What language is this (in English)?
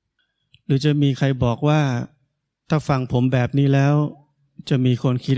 Thai